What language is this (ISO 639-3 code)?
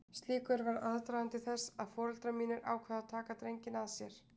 isl